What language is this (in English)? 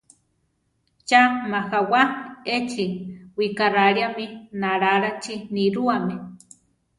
Central Tarahumara